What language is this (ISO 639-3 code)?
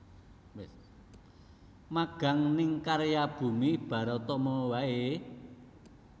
jav